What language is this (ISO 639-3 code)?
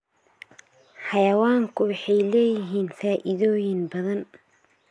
som